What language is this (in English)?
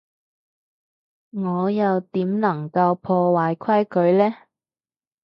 Cantonese